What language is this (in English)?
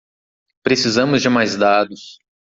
Portuguese